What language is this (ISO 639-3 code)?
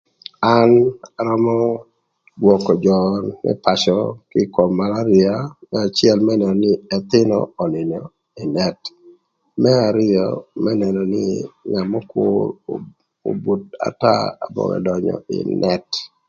lth